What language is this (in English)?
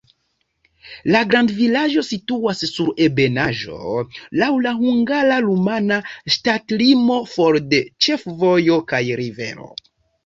Esperanto